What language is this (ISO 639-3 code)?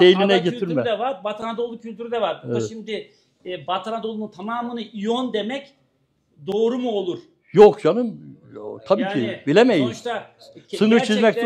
tur